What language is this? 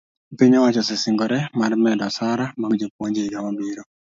Luo (Kenya and Tanzania)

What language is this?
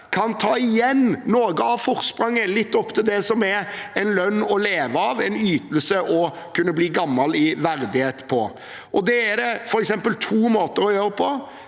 Norwegian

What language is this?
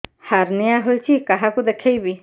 Odia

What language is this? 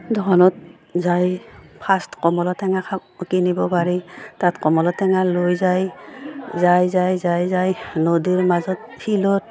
Assamese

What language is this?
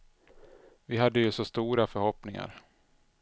Swedish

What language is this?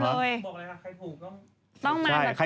Thai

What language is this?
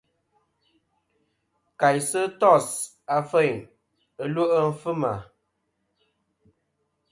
Kom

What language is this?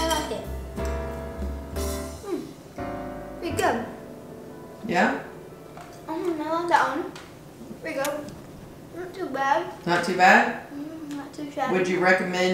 English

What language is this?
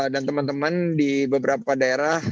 Indonesian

